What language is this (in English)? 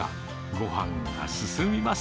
Japanese